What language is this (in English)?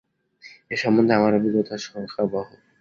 Bangla